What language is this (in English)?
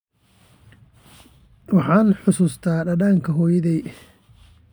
Somali